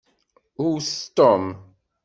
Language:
Kabyle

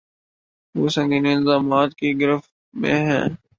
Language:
Urdu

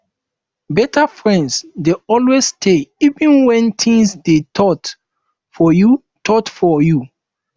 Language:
Nigerian Pidgin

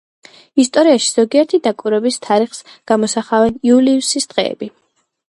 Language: Georgian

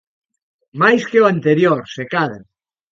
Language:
Galician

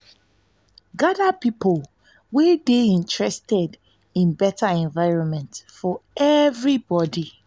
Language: Nigerian Pidgin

